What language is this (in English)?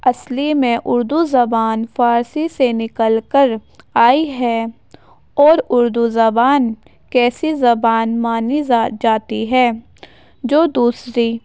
Urdu